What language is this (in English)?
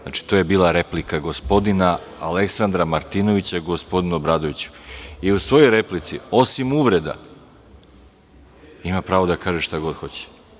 Serbian